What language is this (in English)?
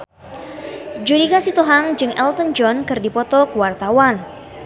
Sundanese